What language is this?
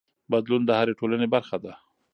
Pashto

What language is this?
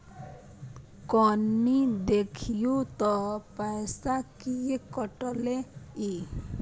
Maithili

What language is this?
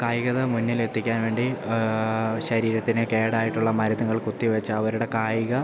Malayalam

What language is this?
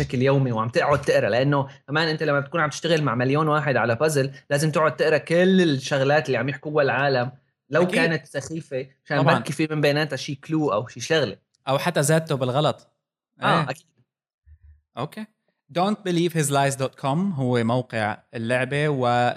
Arabic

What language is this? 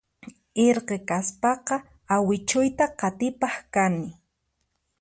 Puno Quechua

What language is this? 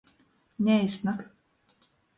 Latgalian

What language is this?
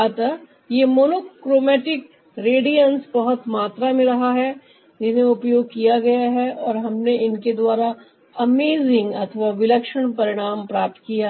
Hindi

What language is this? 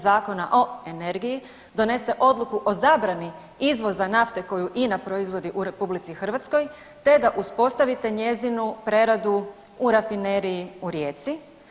Croatian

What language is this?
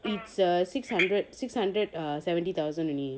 English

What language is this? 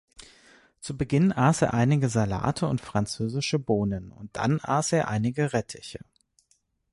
German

